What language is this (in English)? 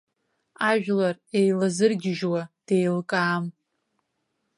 Abkhazian